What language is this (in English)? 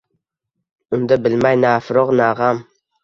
Uzbek